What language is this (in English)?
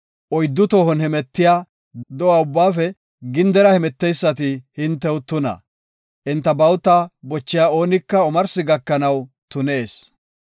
Gofa